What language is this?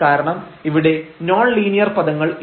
Malayalam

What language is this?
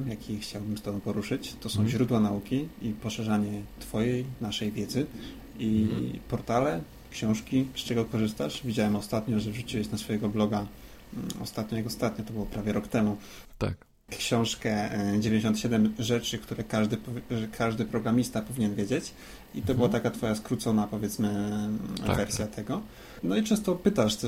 Polish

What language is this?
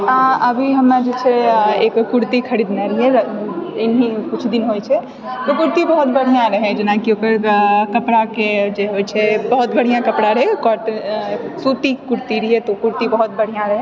Maithili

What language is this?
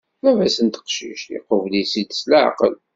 Kabyle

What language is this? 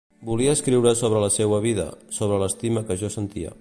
Catalan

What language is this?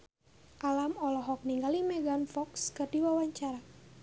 Sundanese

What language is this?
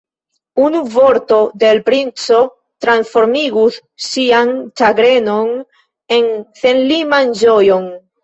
Esperanto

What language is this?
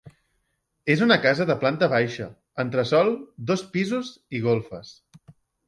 Catalan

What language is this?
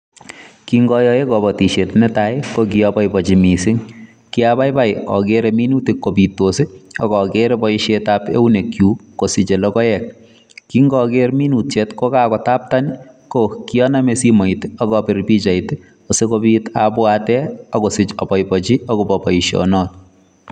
Kalenjin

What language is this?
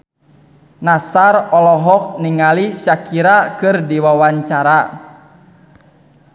Sundanese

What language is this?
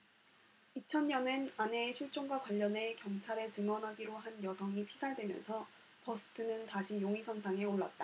Korean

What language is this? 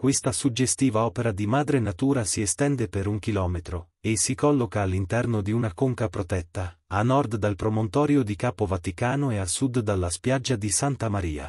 Italian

